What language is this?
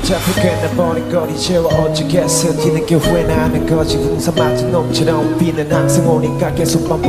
Korean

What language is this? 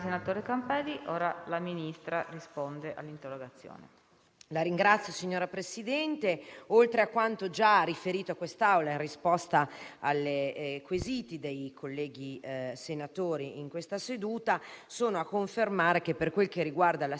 Italian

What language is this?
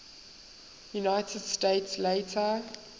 English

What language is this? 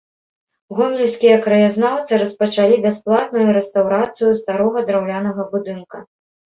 Belarusian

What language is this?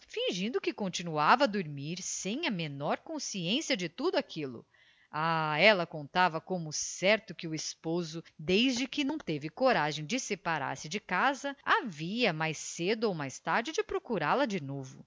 Portuguese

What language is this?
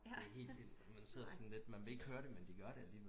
Danish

